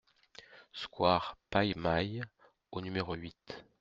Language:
French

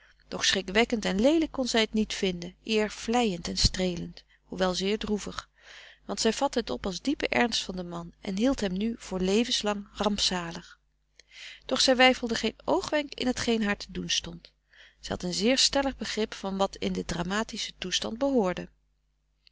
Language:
Dutch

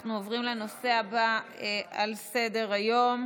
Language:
Hebrew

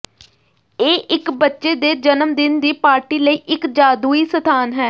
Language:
Punjabi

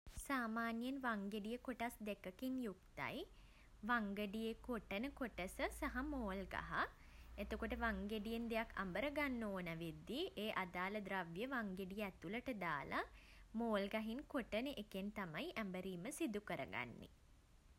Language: Sinhala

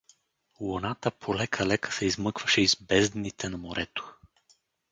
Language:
Bulgarian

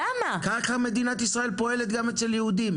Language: Hebrew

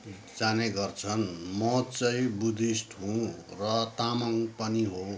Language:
Nepali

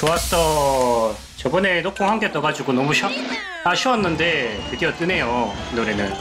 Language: Korean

